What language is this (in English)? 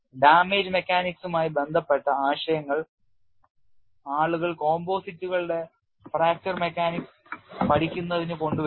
Malayalam